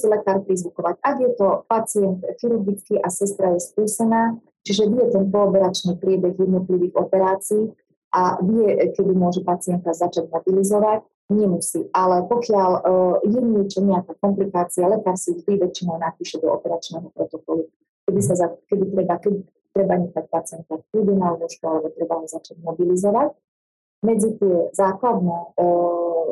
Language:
Slovak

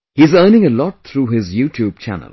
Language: English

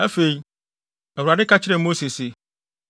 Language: Akan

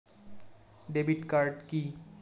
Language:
Bangla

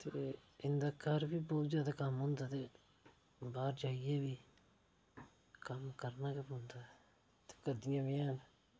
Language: Dogri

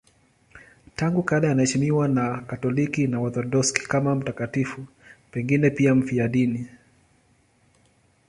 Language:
Swahili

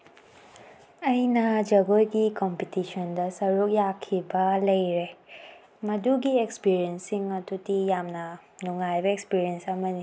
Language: Manipuri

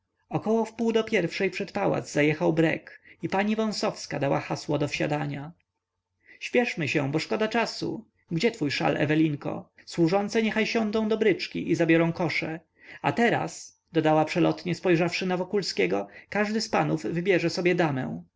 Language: Polish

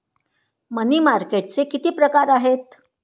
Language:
Marathi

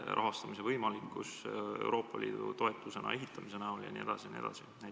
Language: Estonian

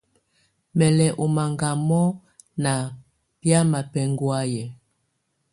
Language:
Tunen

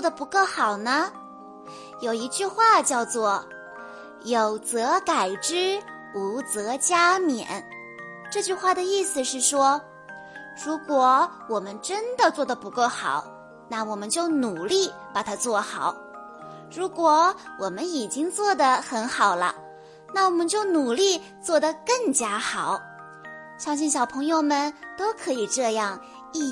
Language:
Chinese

